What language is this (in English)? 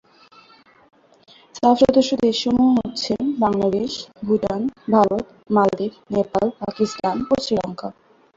Bangla